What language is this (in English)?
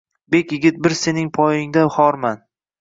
Uzbek